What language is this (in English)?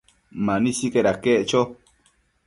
Matsés